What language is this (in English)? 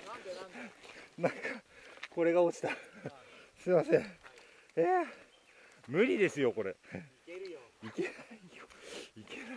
Japanese